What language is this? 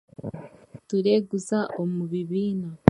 Chiga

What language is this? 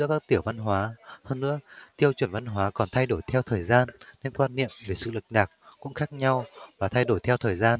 Vietnamese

